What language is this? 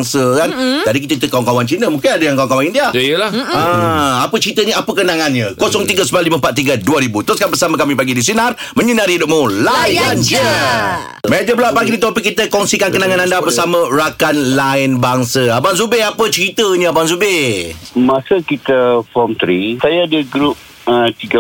Malay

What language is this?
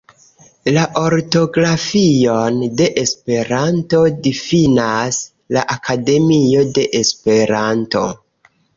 Esperanto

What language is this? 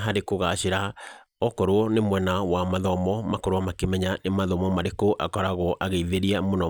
Kikuyu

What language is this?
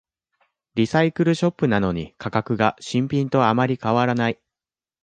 Japanese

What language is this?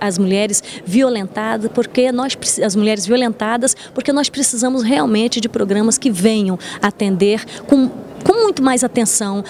Portuguese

